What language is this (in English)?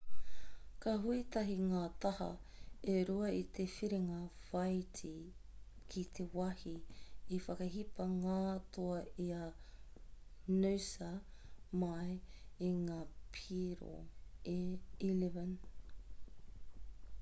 Māori